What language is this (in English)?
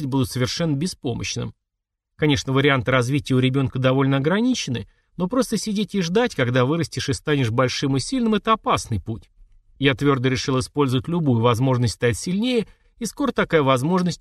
Russian